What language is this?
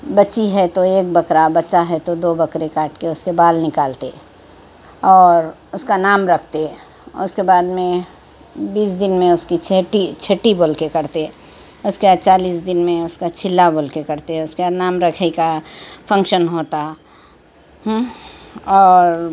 Urdu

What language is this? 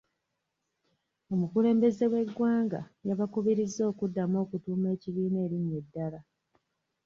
Ganda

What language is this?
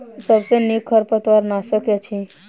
Maithili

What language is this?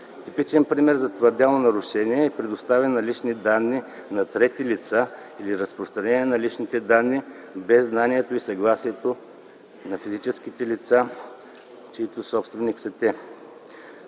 Bulgarian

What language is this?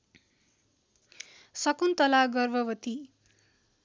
Nepali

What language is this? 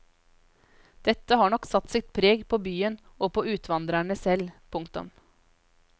Norwegian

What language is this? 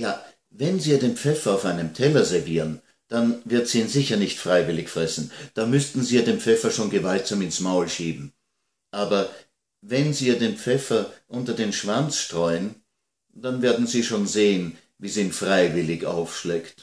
German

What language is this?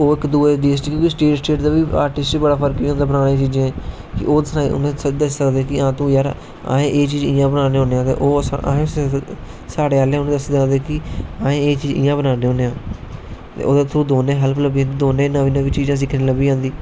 Dogri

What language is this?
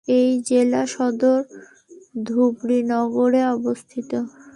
Bangla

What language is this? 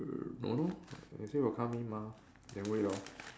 English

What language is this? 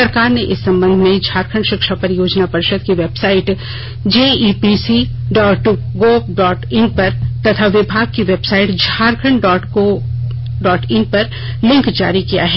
Hindi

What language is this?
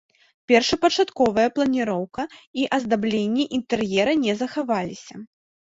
Belarusian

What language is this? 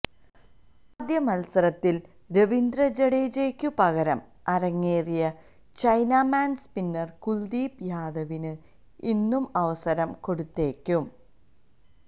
Malayalam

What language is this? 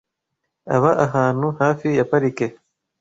Kinyarwanda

